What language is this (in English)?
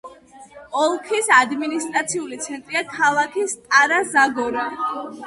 Georgian